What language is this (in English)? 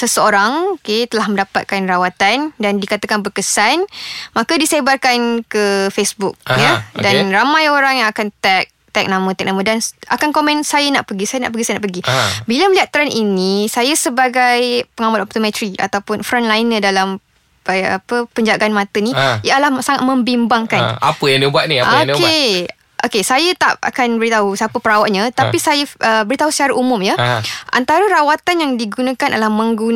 Malay